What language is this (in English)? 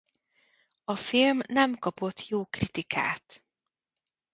Hungarian